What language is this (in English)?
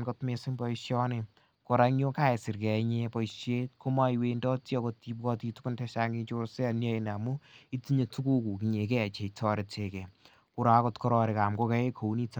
Kalenjin